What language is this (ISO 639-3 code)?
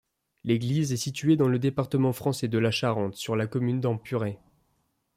fra